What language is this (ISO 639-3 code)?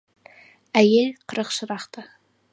kaz